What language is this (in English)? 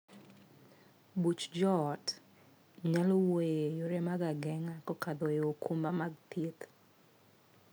Luo (Kenya and Tanzania)